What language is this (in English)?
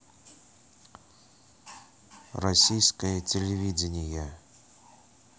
Russian